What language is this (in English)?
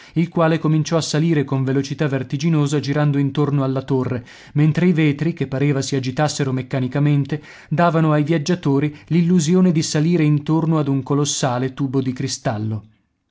Italian